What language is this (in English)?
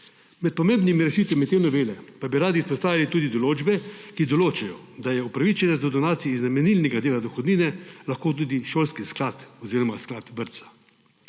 Slovenian